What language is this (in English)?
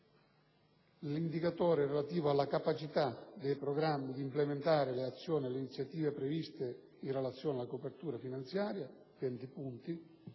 Italian